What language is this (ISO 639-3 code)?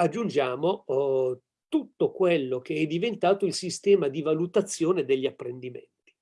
ita